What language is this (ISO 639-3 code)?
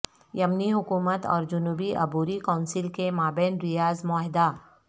urd